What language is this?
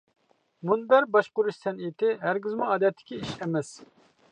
Uyghur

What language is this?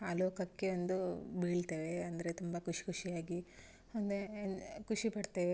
Kannada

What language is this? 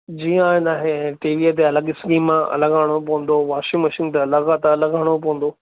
Sindhi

